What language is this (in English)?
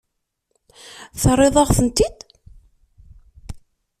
Kabyle